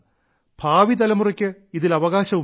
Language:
Malayalam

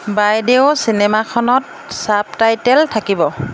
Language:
Assamese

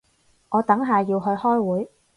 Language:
Cantonese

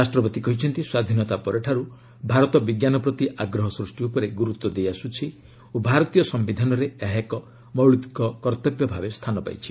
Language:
Odia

